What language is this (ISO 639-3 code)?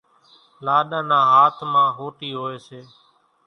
gjk